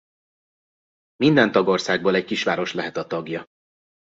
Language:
Hungarian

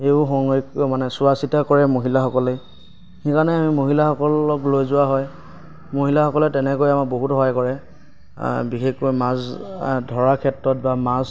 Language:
Assamese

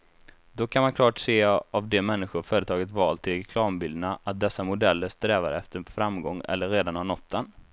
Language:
Swedish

